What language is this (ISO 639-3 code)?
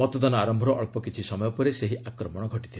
ori